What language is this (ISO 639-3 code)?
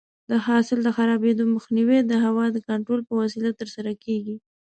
pus